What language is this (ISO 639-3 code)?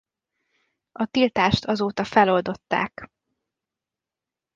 hun